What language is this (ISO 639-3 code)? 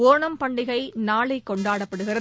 tam